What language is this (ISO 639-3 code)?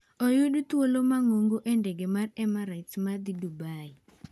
luo